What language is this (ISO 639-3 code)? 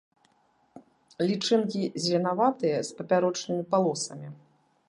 bel